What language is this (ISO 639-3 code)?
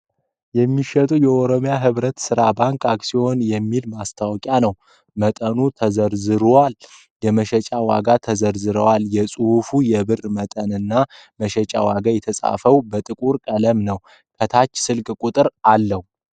amh